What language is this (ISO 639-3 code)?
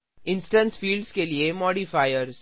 hin